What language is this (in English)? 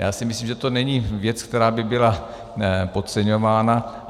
Czech